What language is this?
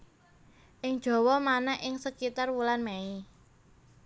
Javanese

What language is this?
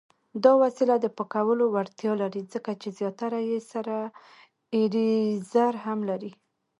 Pashto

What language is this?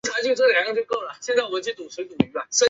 Chinese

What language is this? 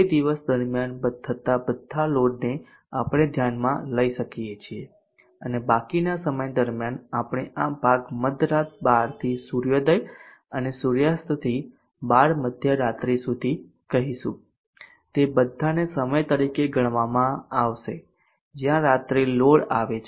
Gujarati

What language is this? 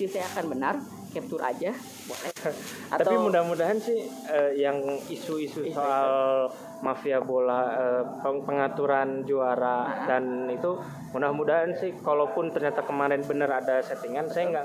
Indonesian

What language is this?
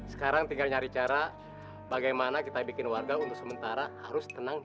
Indonesian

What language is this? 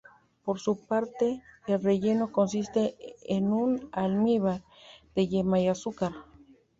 Spanish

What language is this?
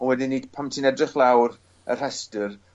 Welsh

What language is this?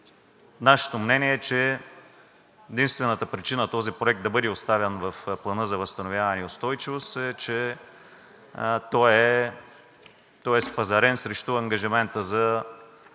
Bulgarian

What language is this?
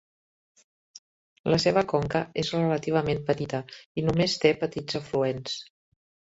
Catalan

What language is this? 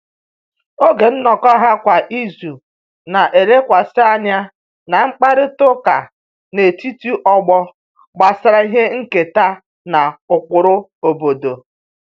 Igbo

